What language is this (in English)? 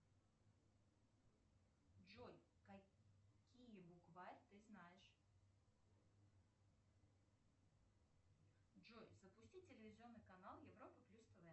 Russian